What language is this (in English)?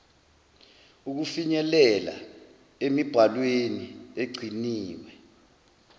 Zulu